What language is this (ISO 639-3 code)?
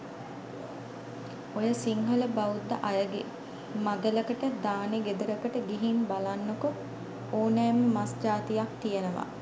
sin